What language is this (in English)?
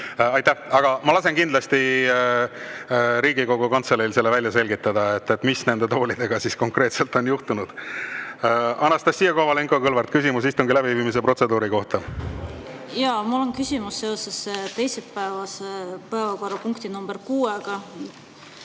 Estonian